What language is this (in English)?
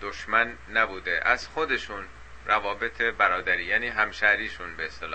Persian